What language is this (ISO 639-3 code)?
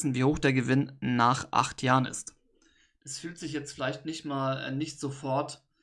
deu